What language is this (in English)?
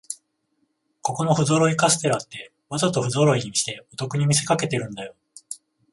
Japanese